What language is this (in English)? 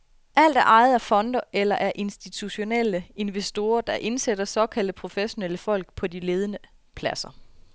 Danish